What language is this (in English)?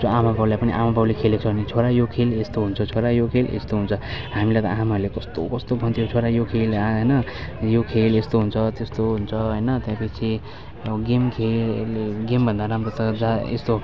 Nepali